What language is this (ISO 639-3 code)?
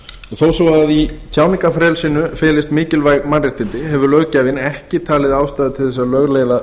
isl